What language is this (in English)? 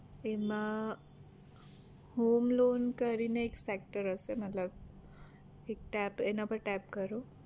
Gujarati